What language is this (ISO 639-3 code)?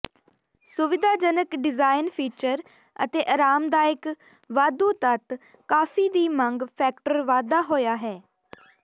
pan